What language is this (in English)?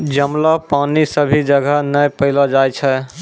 Maithili